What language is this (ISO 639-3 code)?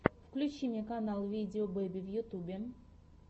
rus